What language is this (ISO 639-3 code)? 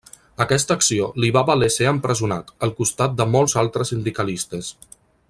cat